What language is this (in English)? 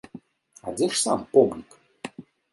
Belarusian